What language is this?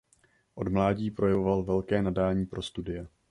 Czech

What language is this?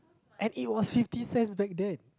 English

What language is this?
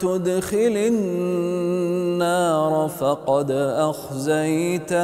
Arabic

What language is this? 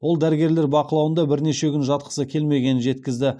Kazakh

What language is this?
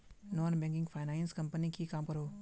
Magahi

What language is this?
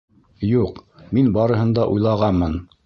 Bashkir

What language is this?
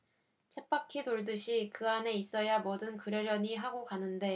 Korean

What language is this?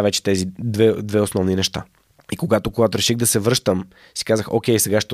Bulgarian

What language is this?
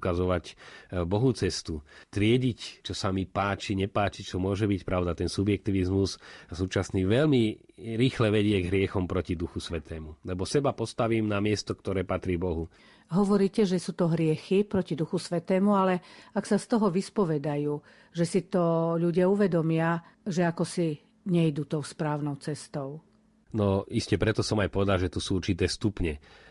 Slovak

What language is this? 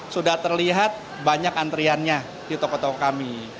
Indonesian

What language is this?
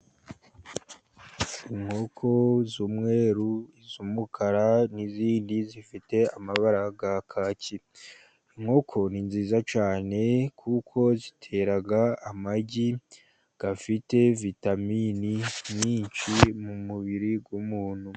Kinyarwanda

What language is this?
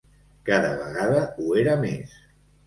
Catalan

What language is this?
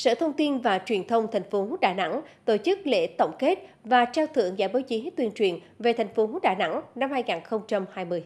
Vietnamese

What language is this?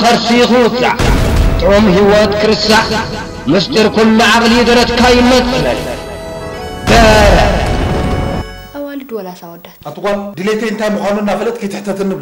Arabic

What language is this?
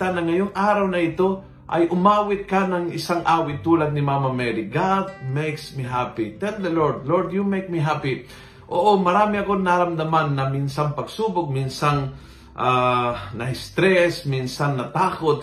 Filipino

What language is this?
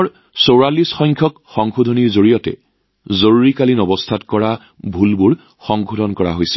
Assamese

